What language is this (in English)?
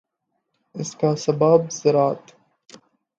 Urdu